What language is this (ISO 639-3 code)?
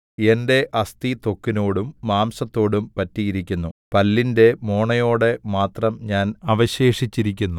mal